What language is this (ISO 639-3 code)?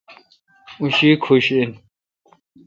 xka